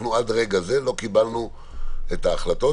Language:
Hebrew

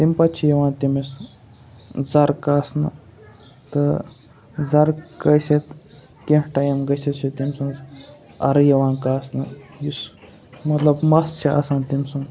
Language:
Kashmiri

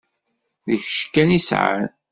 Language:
Kabyle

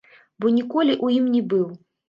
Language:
Belarusian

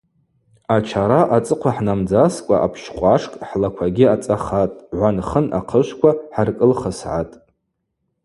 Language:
Abaza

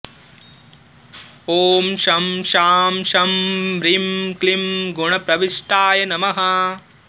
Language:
Sanskrit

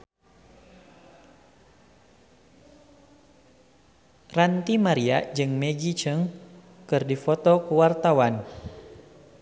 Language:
Sundanese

